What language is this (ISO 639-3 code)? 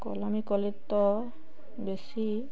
ori